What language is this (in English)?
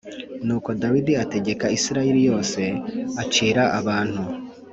Kinyarwanda